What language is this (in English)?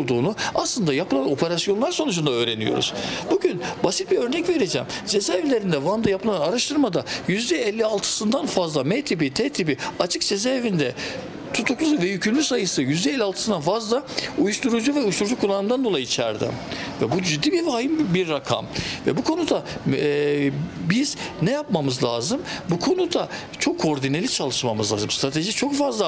Turkish